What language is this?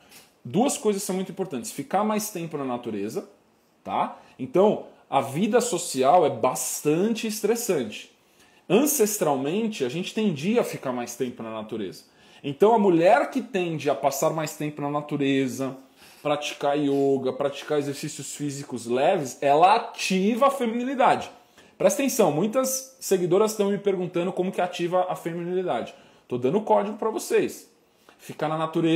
Portuguese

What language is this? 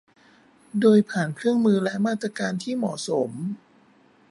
Thai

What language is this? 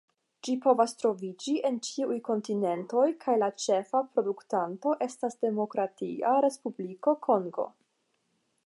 Esperanto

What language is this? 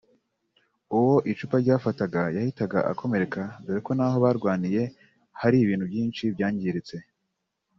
Kinyarwanda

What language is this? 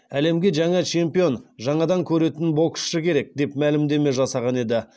Kazakh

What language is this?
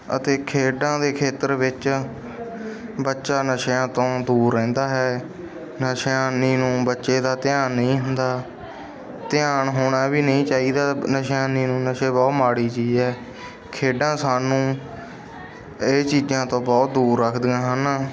Punjabi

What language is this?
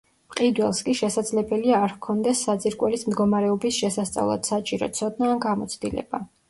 Georgian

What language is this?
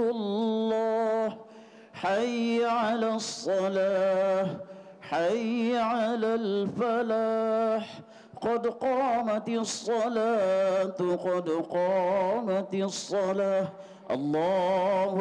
Malay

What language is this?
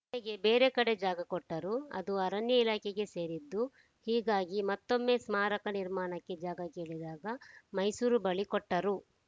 Kannada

